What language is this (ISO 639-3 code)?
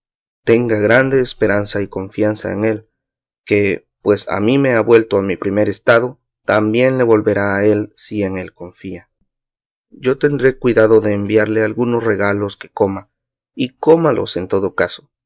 spa